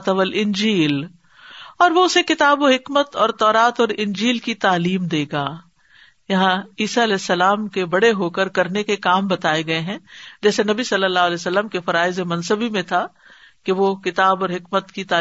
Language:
Urdu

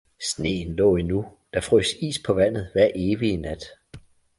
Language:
Danish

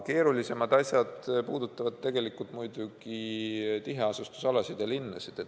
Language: Estonian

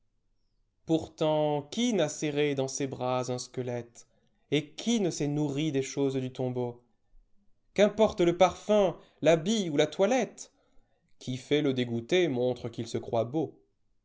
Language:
French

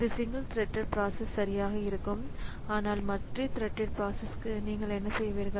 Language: Tamil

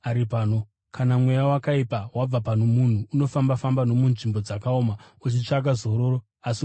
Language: Shona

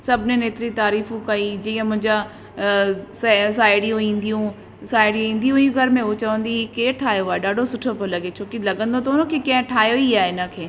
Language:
Sindhi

